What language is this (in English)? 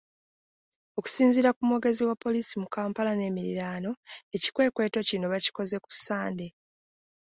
Ganda